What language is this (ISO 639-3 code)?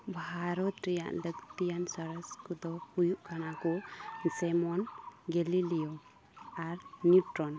sat